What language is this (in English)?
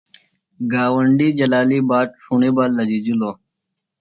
Phalura